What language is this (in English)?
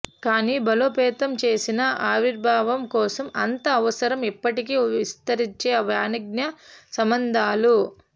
Telugu